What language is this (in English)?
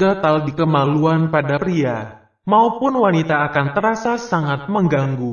Indonesian